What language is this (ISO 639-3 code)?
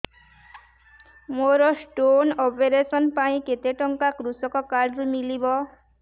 ori